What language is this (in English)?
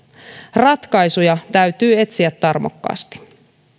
Finnish